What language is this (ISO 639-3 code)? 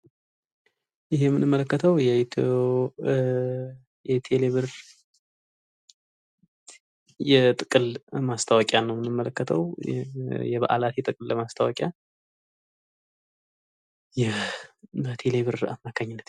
amh